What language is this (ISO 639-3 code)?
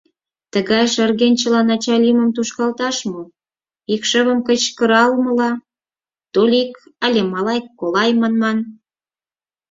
chm